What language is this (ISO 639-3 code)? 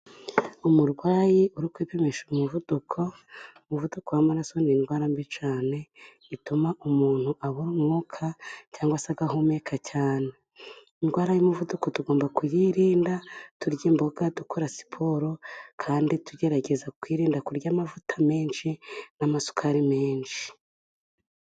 kin